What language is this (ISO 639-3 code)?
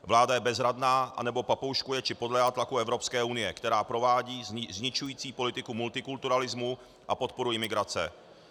ces